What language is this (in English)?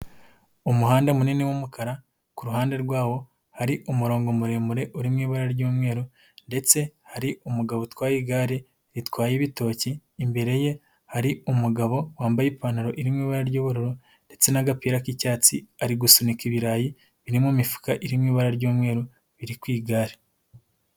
Kinyarwanda